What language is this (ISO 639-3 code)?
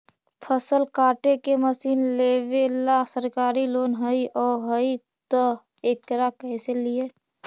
mag